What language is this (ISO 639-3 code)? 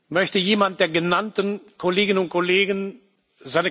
deu